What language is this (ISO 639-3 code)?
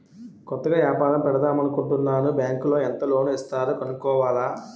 tel